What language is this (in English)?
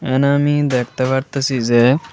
Bangla